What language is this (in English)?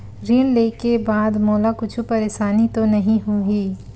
Chhattisgarhi